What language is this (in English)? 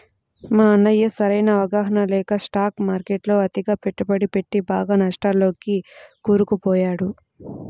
Telugu